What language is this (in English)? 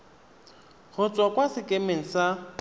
Tswana